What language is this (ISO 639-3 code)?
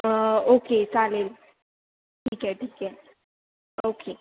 mar